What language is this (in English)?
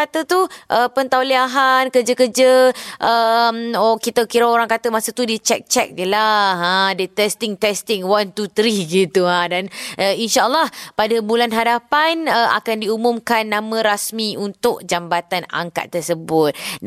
Malay